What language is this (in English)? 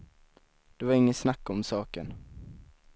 Swedish